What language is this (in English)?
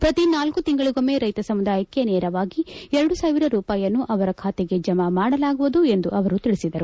Kannada